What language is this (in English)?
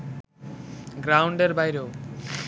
Bangla